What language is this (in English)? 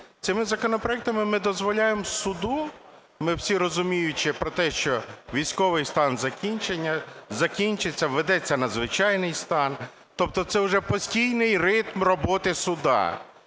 Ukrainian